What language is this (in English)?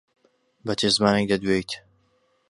Central Kurdish